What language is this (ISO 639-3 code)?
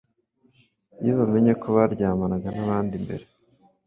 kin